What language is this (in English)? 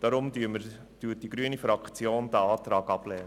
Swiss German